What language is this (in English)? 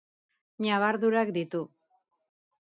Basque